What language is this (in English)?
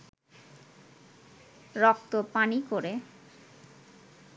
Bangla